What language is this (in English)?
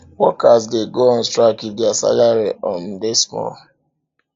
Nigerian Pidgin